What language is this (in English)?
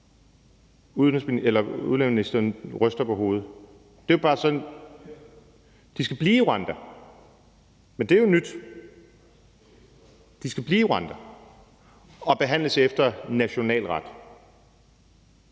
Danish